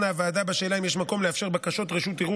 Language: Hebrew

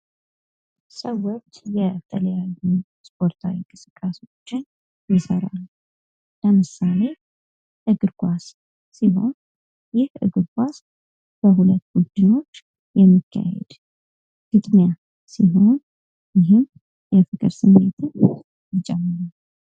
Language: Amharic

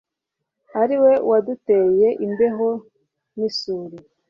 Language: Kinyarwanda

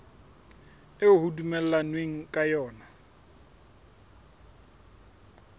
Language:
Southern Sotho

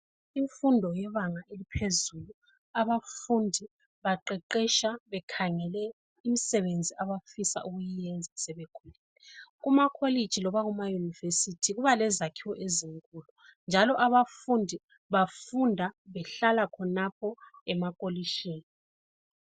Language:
North Ndebele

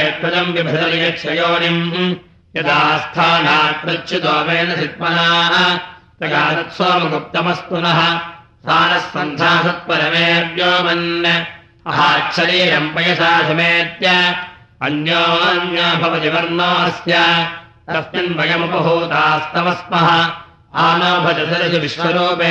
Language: Russian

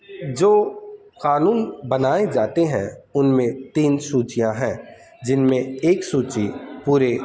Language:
Urdu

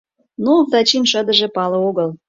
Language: Mari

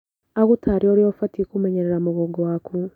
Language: Kikuyu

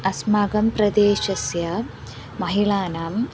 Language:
Sanskrit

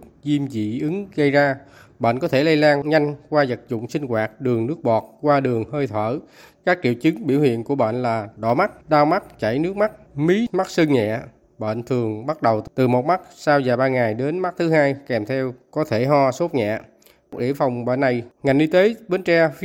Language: Vietnamese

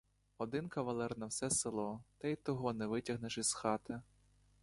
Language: Ukrainian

